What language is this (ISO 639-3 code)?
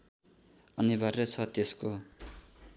nep